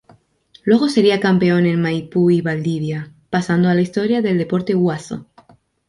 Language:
Spanish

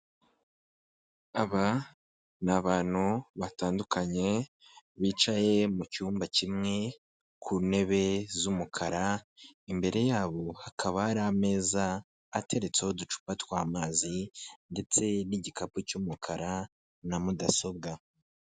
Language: Kinyarwanda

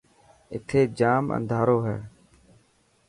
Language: Dhatki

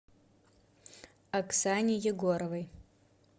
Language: Russian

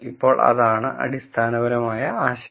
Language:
Malayalam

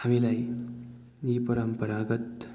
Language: Nepali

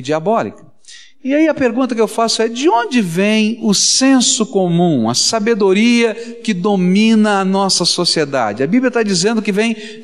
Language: Portuguese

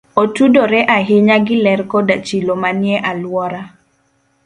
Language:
Luo (Kenya and Tanzania)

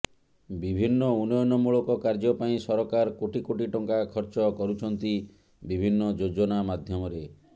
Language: Odia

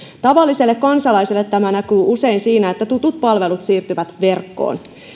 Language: Finnish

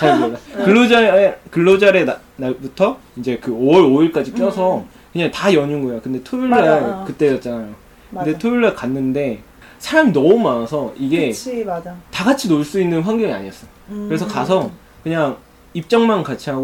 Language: Korean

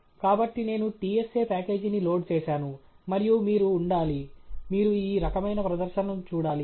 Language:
Telugu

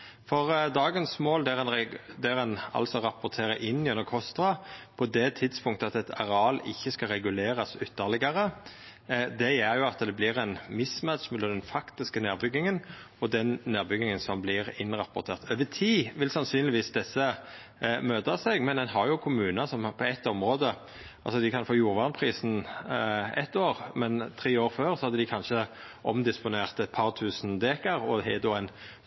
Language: Norwegian Nynorsk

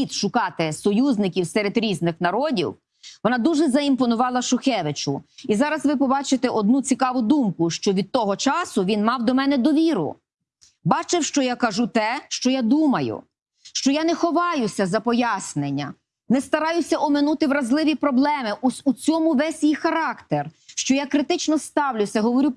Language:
Ukrainian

